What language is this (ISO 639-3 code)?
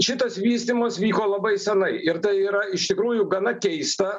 lit